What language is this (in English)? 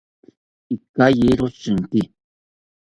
South Ucayali Ashéninka